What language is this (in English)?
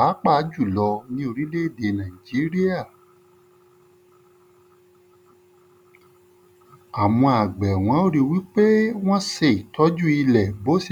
Yoruba